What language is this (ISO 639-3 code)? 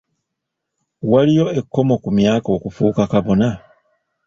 lug